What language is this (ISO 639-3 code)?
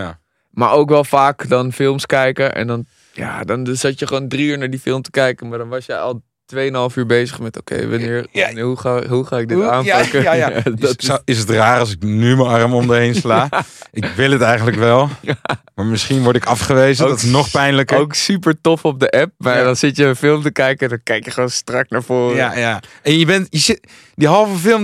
nld